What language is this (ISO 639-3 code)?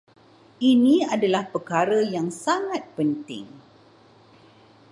msa